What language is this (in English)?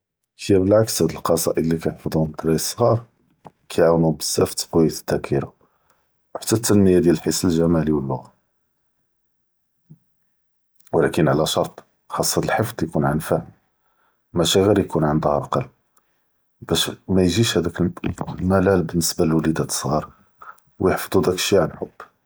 Judeo-Arabic